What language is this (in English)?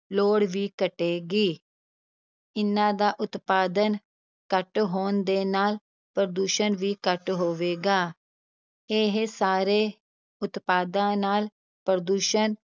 Punjabi